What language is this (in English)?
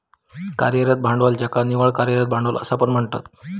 Marathi